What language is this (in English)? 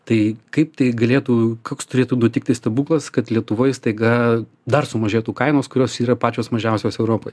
Lithuanian